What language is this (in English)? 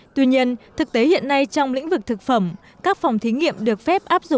Vietnamese